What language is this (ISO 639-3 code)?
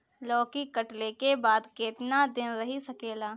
bho